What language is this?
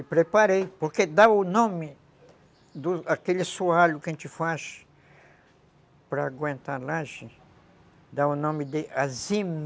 Portuguese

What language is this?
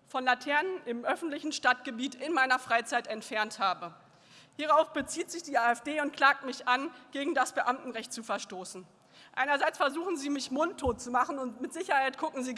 German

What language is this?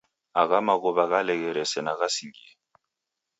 Taita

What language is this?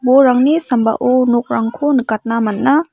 Garo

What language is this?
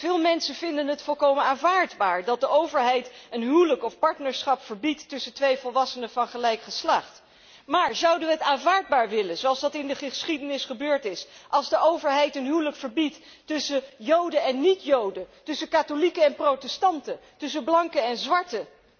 Dutch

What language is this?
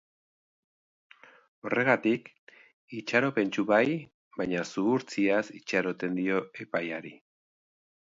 Basque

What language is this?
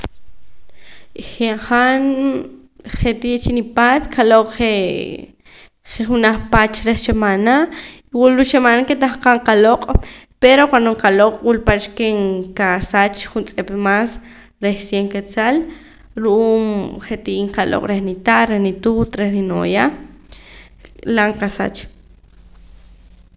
Poqomam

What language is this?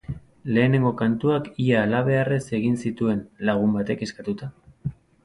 Basque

